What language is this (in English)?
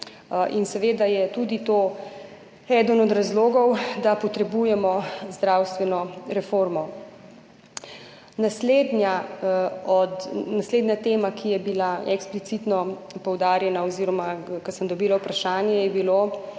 Slovenian